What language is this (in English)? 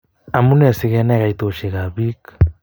Kalenjin